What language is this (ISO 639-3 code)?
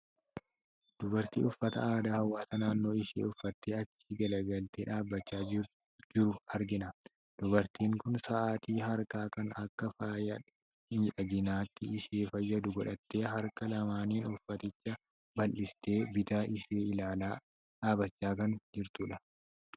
orm